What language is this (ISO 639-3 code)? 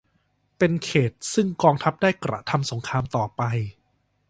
tha